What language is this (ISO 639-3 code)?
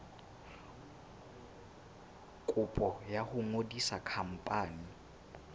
sot